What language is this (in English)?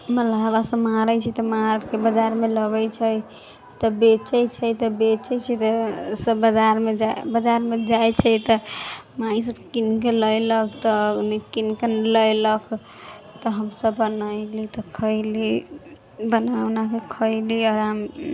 Maithili